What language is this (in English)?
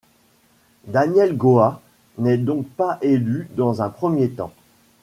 French